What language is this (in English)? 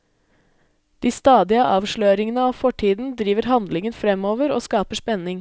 Norwegian